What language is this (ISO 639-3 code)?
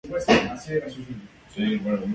spa